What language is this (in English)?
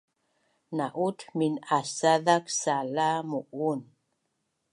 Bunun